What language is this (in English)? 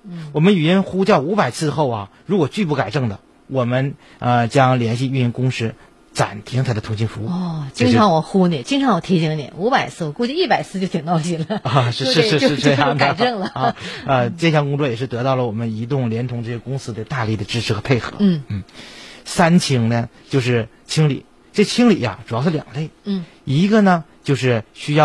Chinese